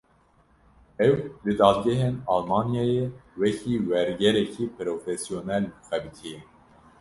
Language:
Kurdish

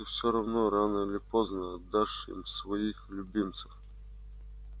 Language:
Russian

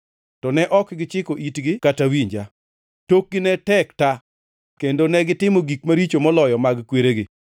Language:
Luo (Kenya and Tanzania)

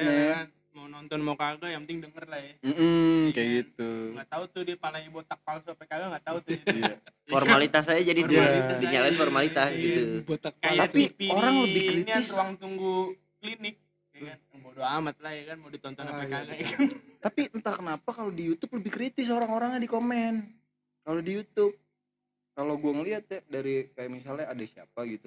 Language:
Indonesian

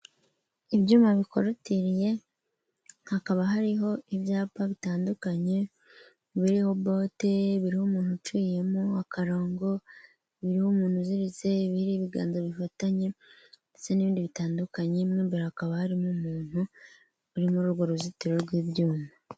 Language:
Kinyarwanda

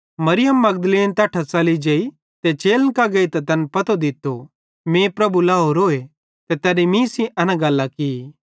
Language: Bhadrawahi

